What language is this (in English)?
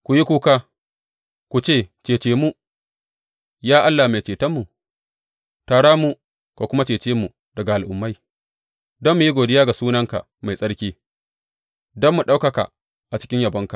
Hausa